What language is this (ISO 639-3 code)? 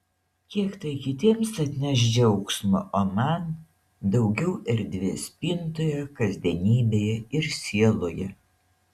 lit